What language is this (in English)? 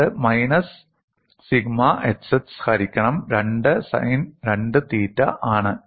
Malayalam